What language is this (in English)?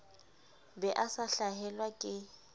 Southern Sotho